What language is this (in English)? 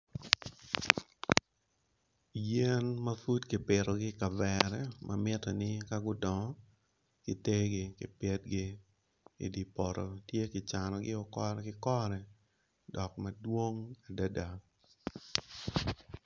Acoli